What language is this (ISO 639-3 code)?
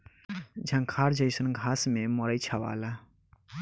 bho